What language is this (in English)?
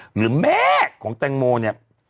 Thai